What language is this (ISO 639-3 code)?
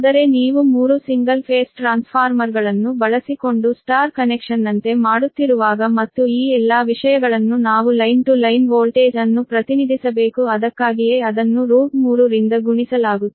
kan